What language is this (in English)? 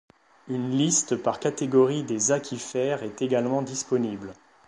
French